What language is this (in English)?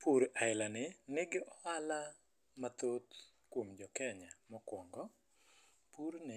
Luo (Kenya and Tanzania)